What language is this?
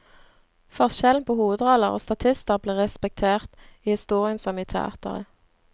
Norwegian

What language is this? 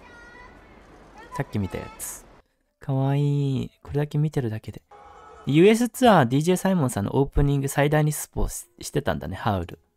Japanese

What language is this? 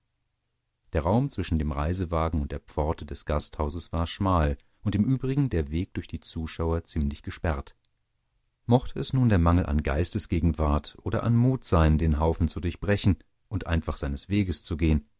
German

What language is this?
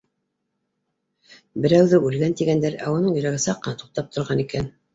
Bashkir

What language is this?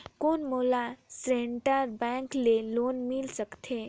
Chhattisgarhi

